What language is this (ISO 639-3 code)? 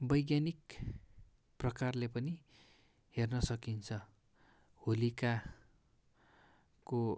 nep